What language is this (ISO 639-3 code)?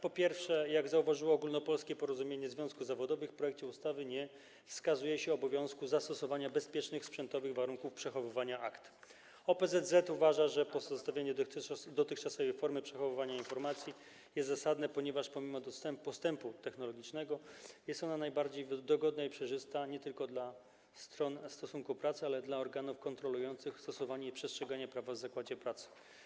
pol